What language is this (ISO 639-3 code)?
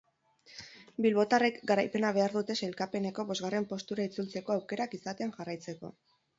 eus